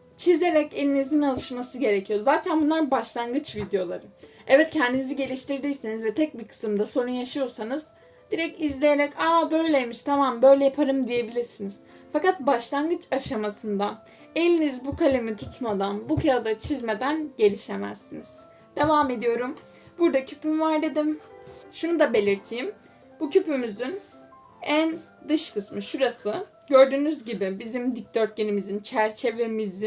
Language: Turkish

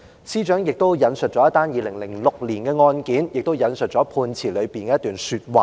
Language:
Cantonese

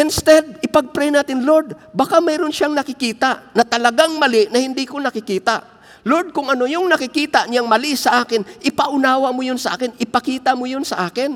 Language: Filipino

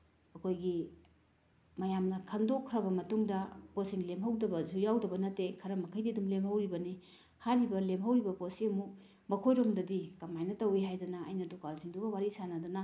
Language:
Manipuri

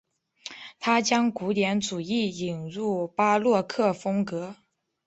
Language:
Chinese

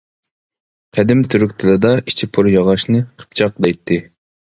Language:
Uyghur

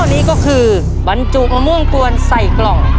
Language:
Thai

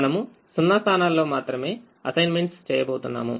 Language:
Telugu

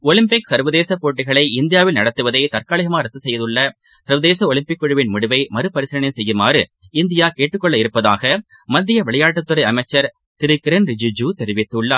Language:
Tamil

